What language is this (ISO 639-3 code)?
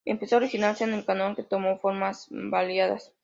spa